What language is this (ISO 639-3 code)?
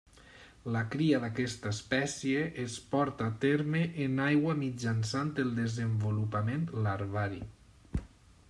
cat